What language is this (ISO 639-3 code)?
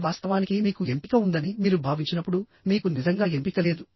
tel